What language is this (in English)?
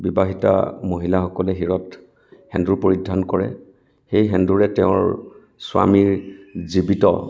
Assamese